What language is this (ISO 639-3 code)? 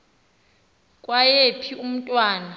xho